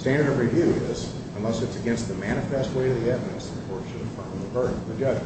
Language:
English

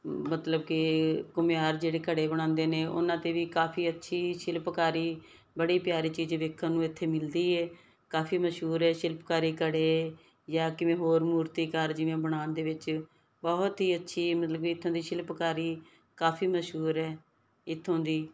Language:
Punjabi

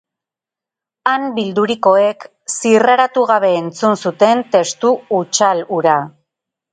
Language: Basque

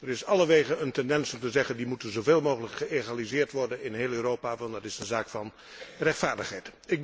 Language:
Dutch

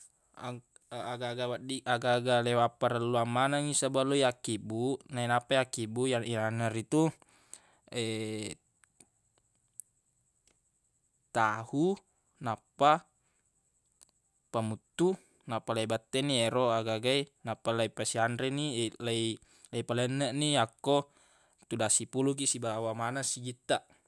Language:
Buginese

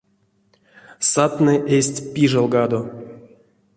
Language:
Erzya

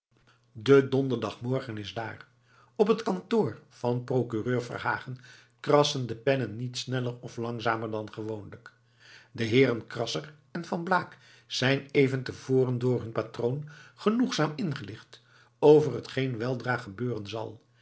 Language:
Dutch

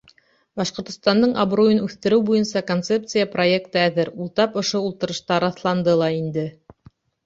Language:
Bashkir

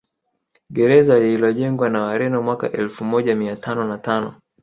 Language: Swahili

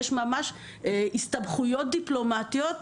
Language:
Hebrew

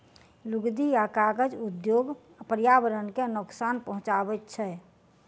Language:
Maithili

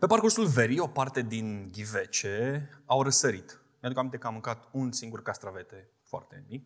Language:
Romanian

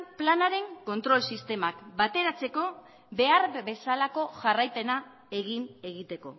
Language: Basque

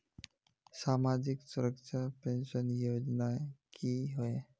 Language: Magahi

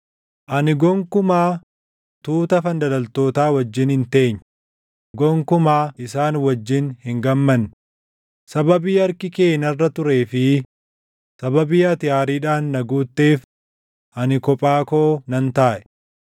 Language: Oromo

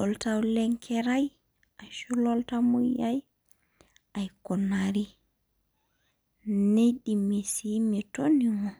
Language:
Masai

